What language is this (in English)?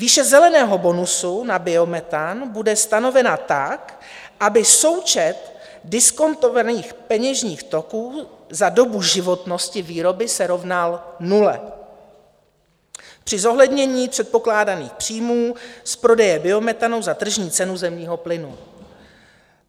Czech